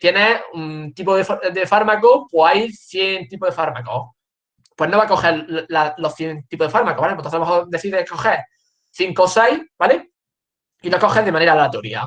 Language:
Spanish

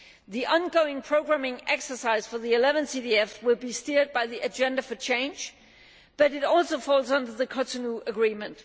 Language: English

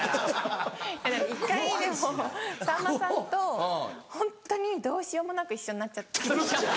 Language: Japanese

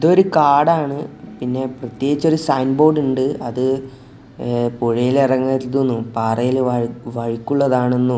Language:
Malayalam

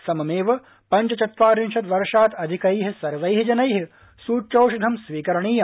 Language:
Sanskrit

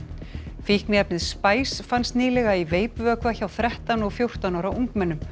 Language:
Icelandic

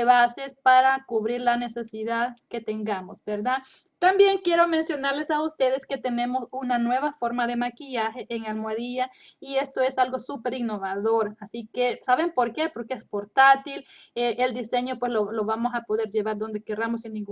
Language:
Spanish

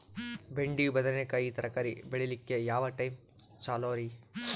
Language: Kannada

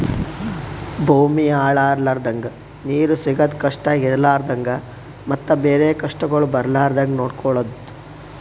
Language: Kannada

